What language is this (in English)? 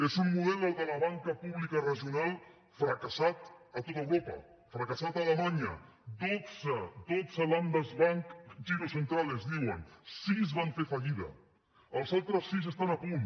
Catalan